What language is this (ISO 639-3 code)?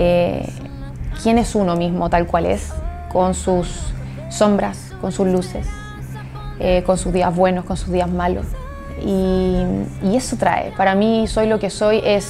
spa